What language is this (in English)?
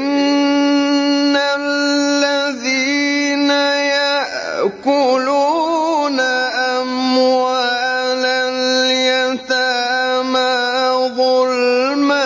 Arabic